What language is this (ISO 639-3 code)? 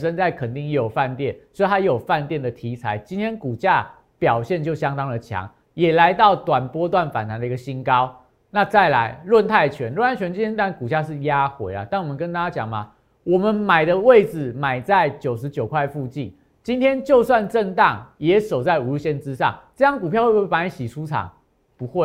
zho